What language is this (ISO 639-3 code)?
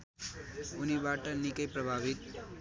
nep